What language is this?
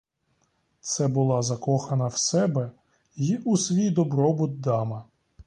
Ukrainian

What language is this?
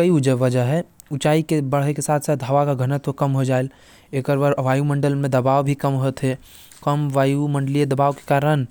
Korwa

